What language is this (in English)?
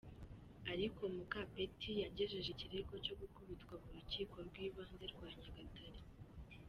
Kinyarwanda